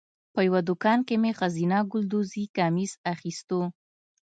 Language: Pashto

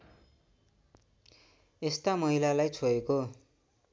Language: Nepali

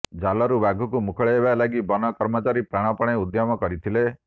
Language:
Odia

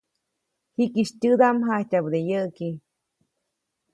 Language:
Copainalá Zoque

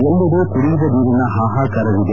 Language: Kannada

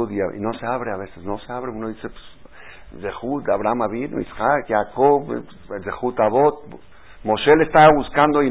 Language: Spanish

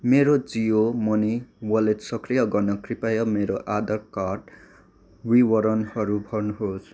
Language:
Nepali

